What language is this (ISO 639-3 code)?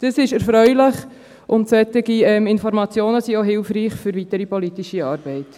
gsw